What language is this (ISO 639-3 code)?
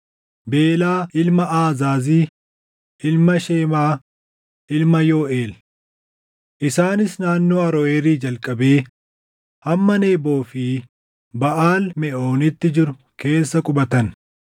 orm